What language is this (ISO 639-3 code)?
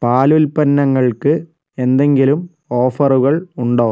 mal